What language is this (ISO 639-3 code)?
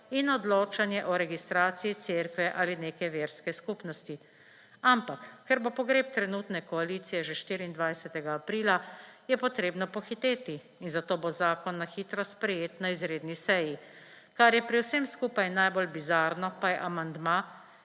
slv